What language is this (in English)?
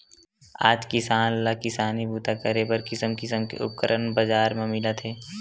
Chhattisgarhi